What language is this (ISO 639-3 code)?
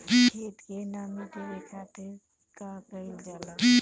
bho